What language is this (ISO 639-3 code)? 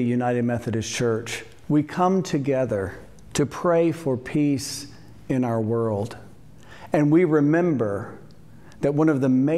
eng